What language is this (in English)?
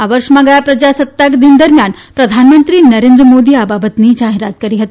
Gujarati